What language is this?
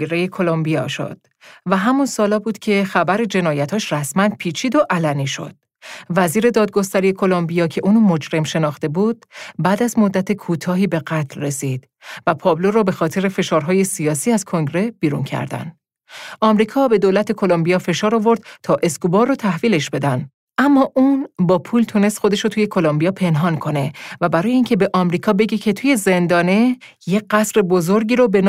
Persian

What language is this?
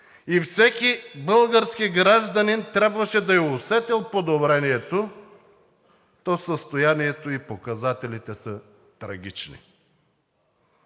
Bulgarian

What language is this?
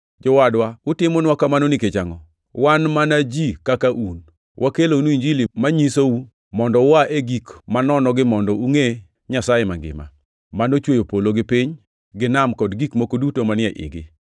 Luo (Kenya and Tanzania)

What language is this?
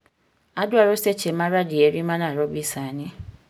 Luo (Kenya and Tanzania)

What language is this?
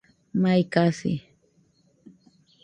Nüpode Huitoto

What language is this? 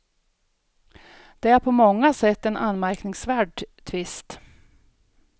Swedish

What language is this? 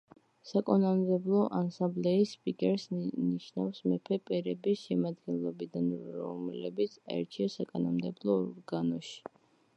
Georgian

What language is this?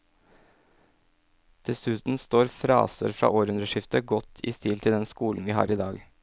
Norwegian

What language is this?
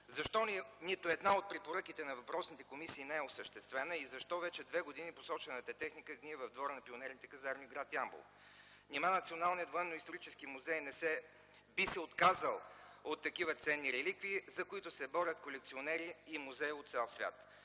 Bulgarian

